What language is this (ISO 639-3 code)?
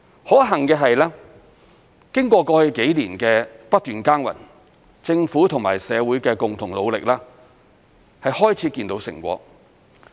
yue